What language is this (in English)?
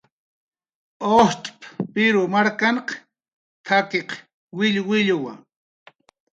Jaqaru